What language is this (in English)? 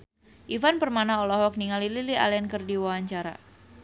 Sundanese